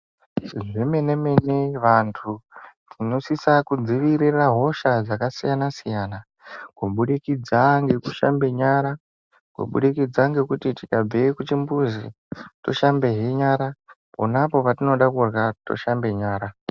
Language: Ndau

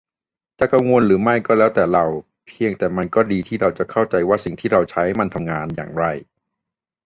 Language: Thai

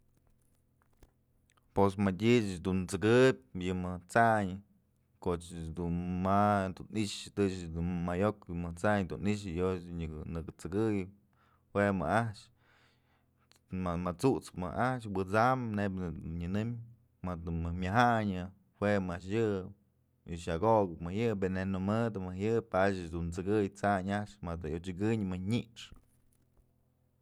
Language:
Mazatlán Mixe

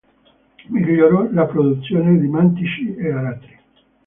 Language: Italian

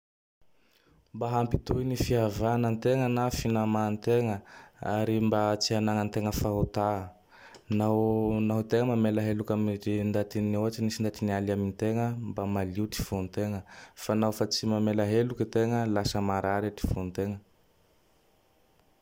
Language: Tandroy-Mahafaly Malagasy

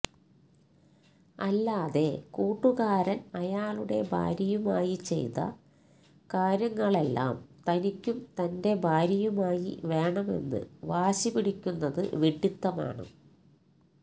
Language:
Malayalam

